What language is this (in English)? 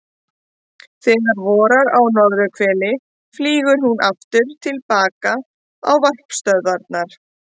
Icelandic